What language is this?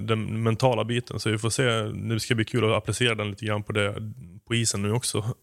Swedish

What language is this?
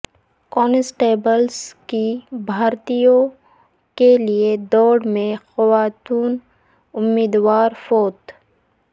Urdu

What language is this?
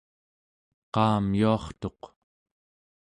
Central Yupik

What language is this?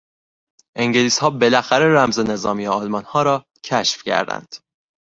Persian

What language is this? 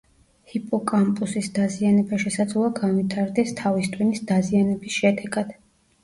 Georgian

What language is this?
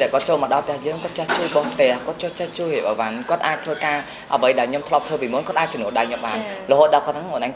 Vietnamese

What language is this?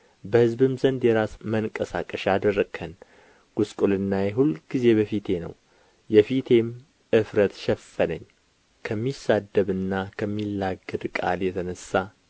Amharic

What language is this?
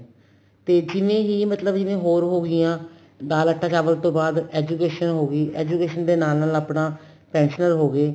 Punjabi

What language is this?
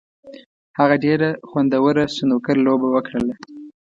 Pashto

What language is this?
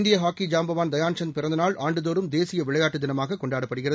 Tamil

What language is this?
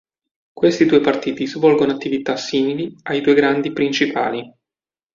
Italian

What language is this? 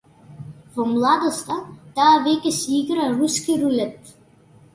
Macedonian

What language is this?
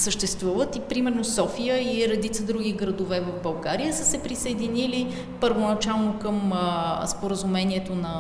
Bulgarian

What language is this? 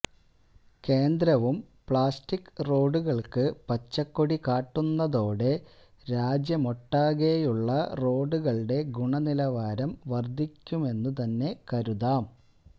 Malayalam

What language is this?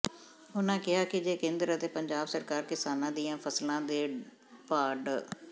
Punjabi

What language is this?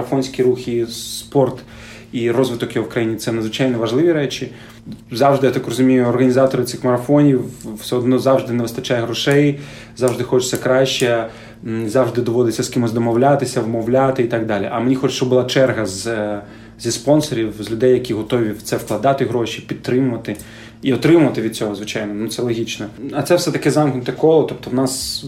Ukrainian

